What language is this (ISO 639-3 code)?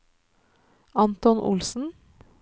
nor